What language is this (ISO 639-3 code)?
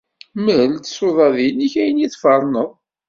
kab